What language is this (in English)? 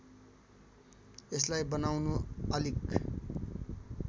Nepali